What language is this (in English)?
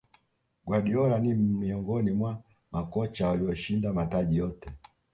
Swahili